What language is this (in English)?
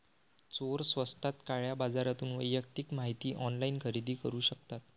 Marathi